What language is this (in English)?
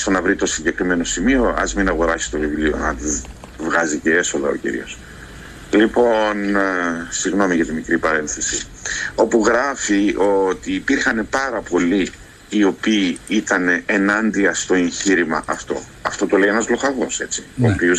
Greek